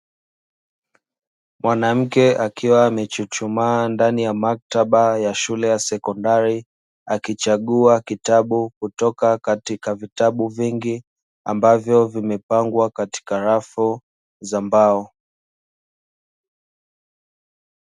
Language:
Swahili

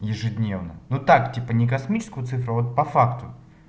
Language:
Russian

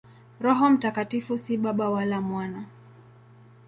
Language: Swahili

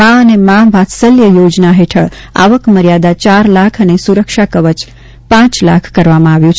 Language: Gujarati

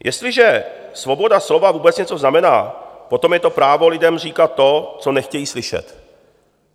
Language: Czech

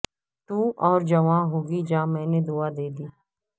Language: Urdu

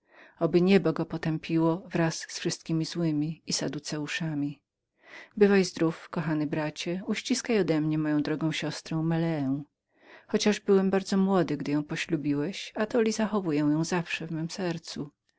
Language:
Polish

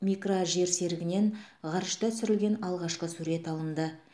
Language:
Kazakh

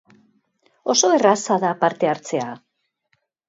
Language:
Basque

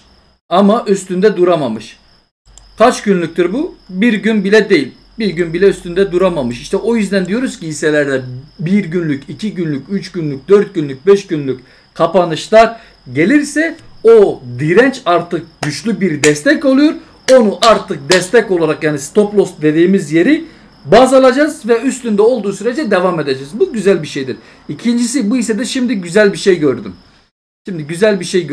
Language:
Turkish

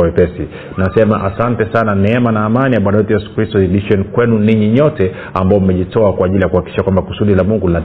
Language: Swahili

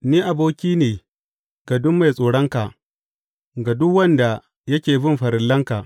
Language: Hausa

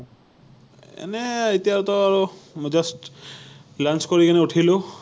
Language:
Assamese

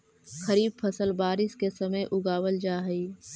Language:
Magahi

